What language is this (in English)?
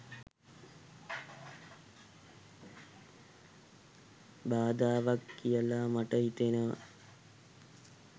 Sinhala